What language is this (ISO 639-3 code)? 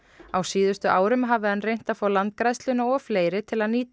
isl